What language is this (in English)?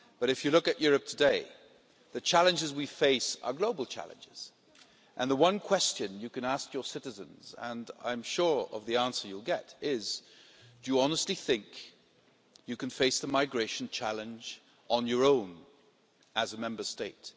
English